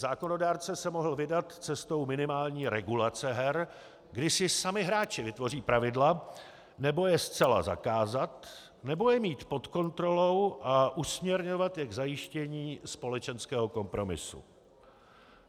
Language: Czech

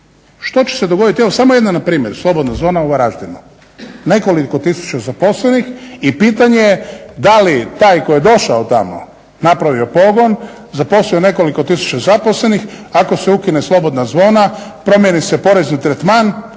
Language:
Croatian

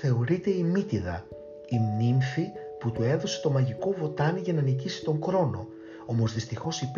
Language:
Greek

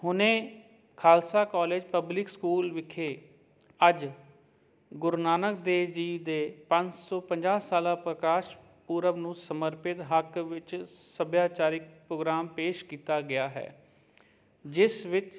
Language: Punjabi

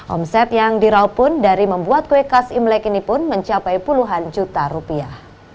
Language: Indonesian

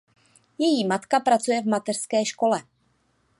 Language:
Czech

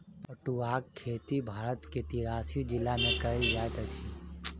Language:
Maithili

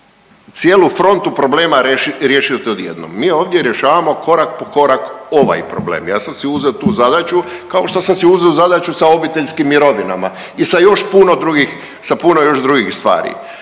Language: Croatian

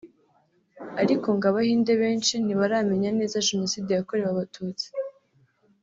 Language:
Kinyarwanda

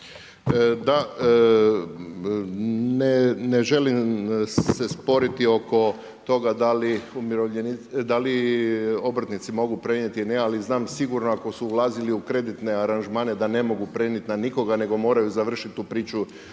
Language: Croatian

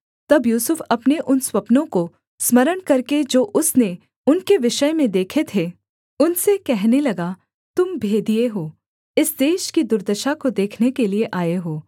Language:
Hindi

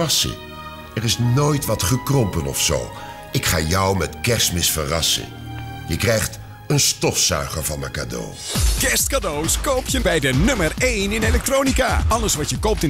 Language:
Dutch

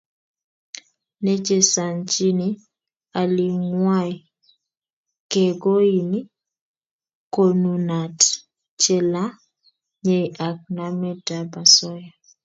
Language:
Kalenjin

